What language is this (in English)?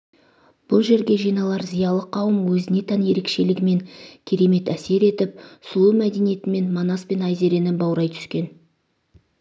Kazakh